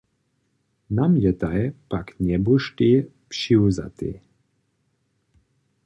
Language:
Upper Sorbian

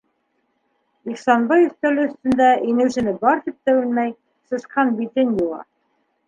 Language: Bashkir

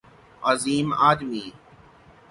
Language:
Urdu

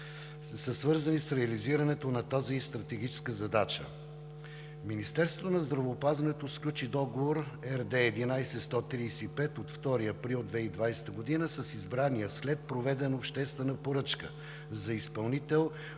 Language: Bulgarian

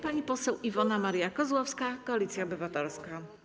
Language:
Polish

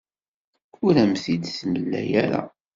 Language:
Kabyle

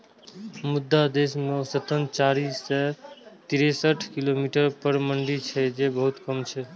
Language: Maithili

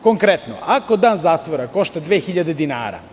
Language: Serbian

